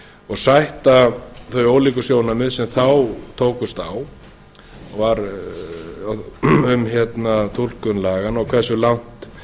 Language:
Icelandic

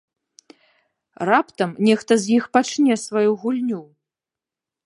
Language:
Belarusian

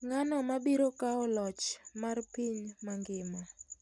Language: Luo (Kenya and Tanzania)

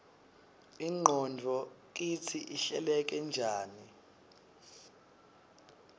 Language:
Swati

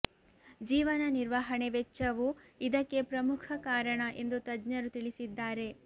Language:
Kannada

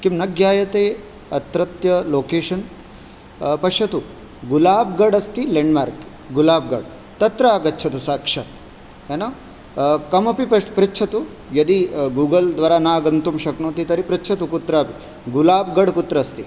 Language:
Sanskrit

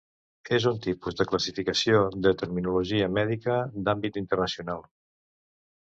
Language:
Catalan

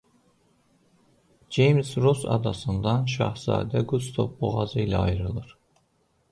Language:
Azerbaijani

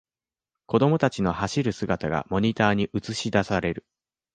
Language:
Japanese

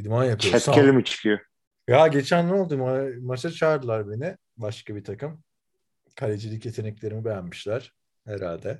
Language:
Turkish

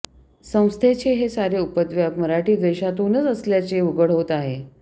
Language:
Marathi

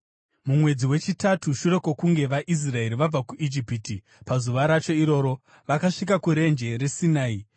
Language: Shona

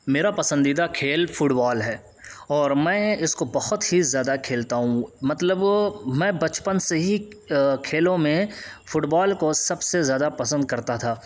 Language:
Urdu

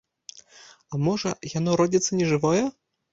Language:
Belarusian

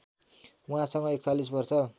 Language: Nepali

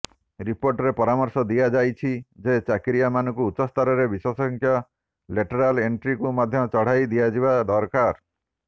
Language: Odia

